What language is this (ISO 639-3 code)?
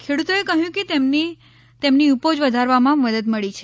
guj